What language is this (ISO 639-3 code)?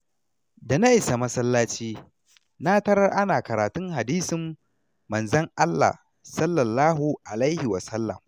hau